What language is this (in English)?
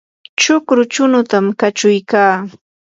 Yanahuanca Pasco Quechua